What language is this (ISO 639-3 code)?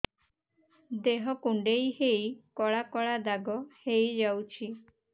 ori